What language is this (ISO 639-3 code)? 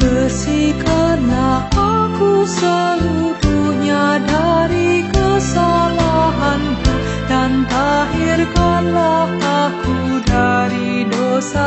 msa